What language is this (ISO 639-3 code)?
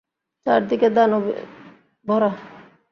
ben